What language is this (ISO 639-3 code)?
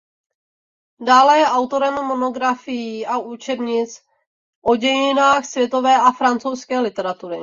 ces